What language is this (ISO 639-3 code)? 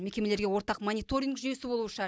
kaz